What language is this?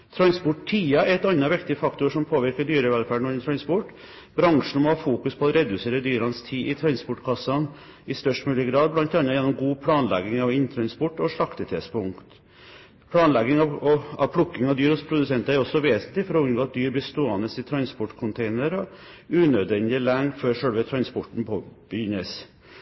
Norwegian Bokmål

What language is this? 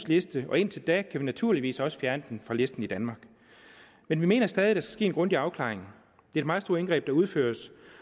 Danish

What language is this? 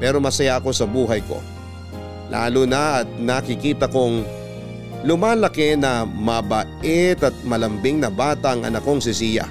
Filipino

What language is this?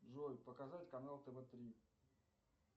Russian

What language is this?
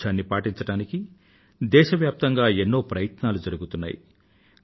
Telugu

